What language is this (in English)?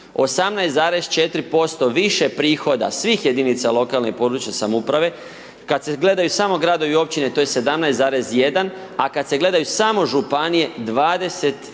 Croatian